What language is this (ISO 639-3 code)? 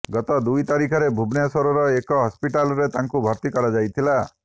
ori